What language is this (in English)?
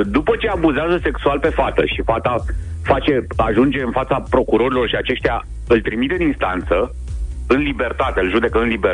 Romanian